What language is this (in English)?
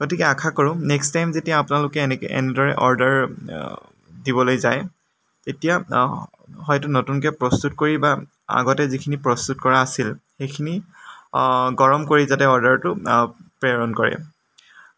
Assamese